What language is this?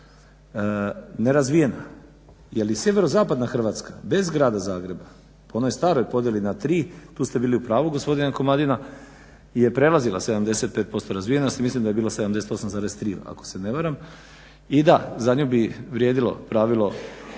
Croatian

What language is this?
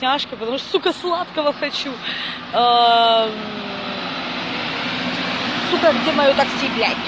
Russian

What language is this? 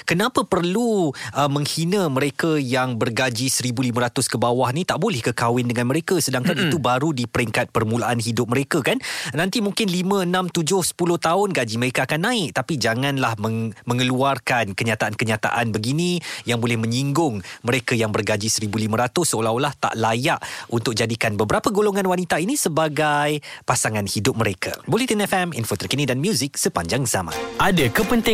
Malay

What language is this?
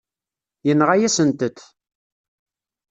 Kabyle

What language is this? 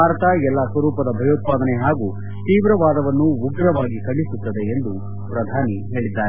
Kannada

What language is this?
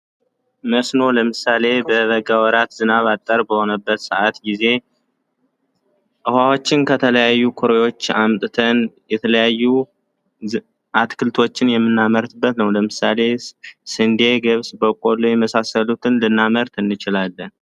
Amharic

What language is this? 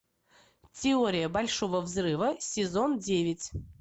Russian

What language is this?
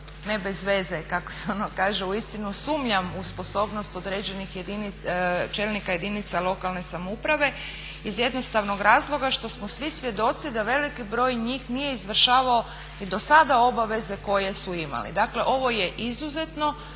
Croatian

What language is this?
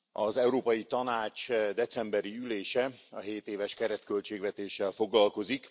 Hungarian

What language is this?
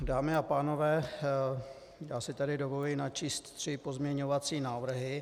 Czech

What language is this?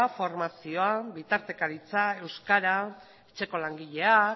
Basque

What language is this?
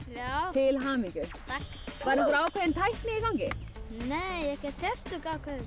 Icelandic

